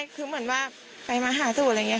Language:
Thai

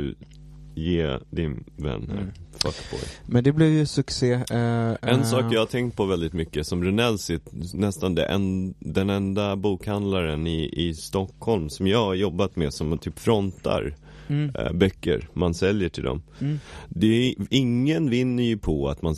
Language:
Swedish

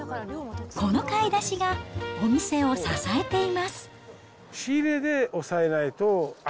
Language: Japanese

